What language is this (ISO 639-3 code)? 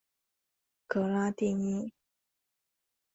zho